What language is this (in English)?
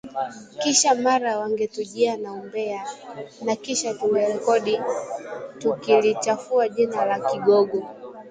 Swahili